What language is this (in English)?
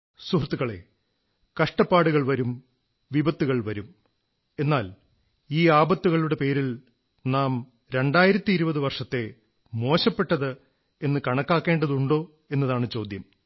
Malayalam